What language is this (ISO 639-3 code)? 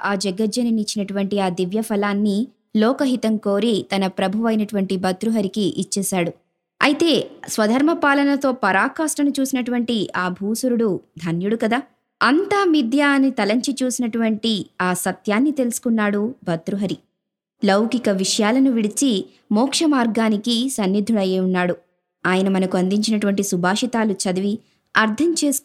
tel